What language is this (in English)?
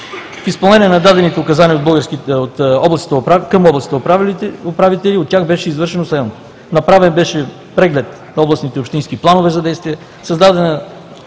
Bulgarian